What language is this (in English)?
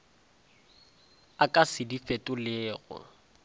Northern Sotho